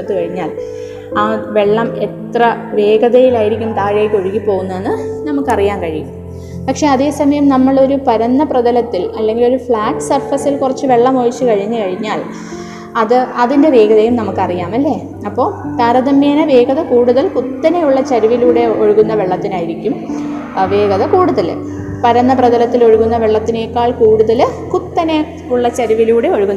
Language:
Malayalam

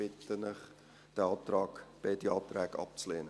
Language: Swiss German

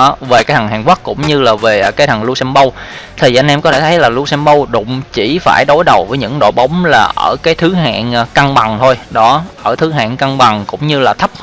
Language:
Vietnamese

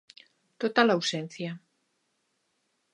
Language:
Galician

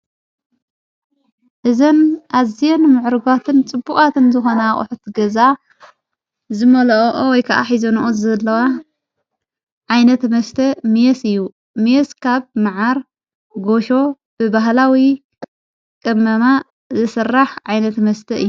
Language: Tigrinya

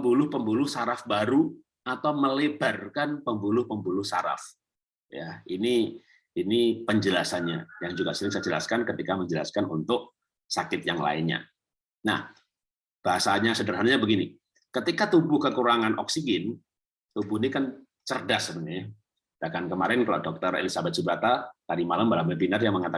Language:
Indonesian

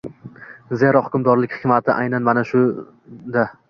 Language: Uzbek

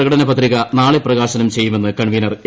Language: Malayalam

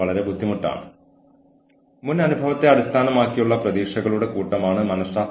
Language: Malayalam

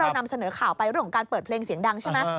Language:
Thai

